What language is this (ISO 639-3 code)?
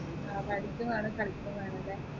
mal